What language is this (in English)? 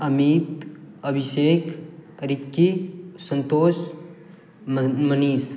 Maithili